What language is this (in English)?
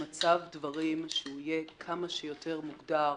Hebrew